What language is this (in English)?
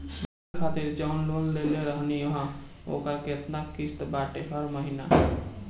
Bhojpuri